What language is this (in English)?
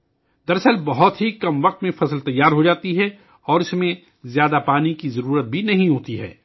Urdu